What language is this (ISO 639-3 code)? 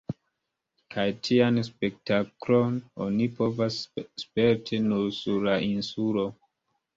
epo